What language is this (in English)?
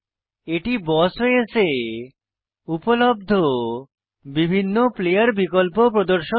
Bangla